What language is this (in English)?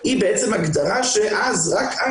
Hebrew